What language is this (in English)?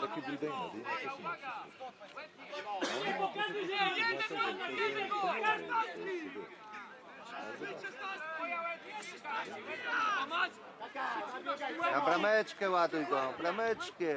Polish